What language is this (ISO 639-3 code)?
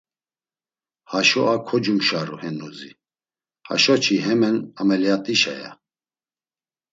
lzz